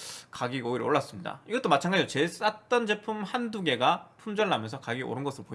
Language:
Korean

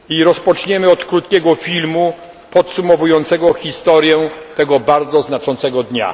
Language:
Polish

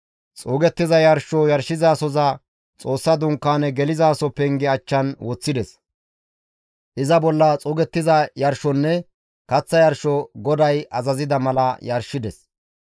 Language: Gamo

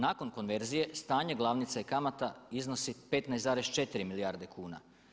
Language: Croatian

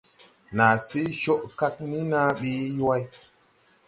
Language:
Tupuri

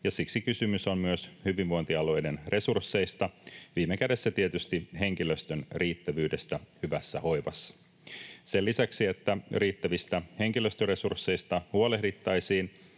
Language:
Finnish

